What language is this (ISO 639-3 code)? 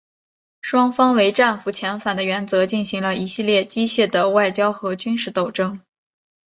zho